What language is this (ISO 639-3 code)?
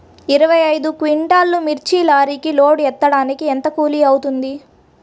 tel